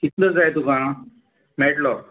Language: Konkani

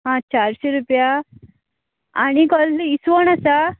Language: Konkani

